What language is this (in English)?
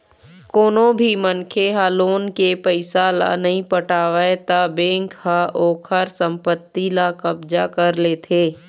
Chhattisgarhi